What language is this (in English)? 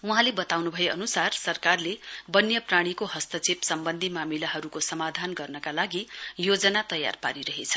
Nepali